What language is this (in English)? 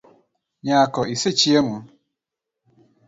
Luo (Kenya and Tanzania)